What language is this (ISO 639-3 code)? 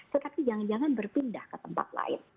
ind